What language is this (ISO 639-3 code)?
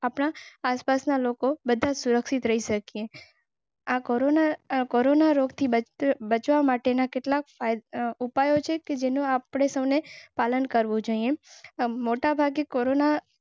guj